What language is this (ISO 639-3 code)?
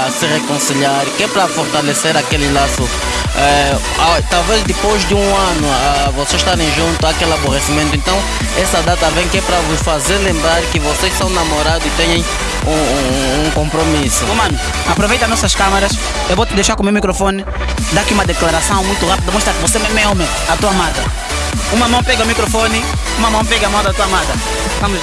por